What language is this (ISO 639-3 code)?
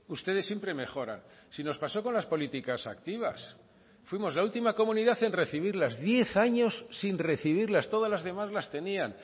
spa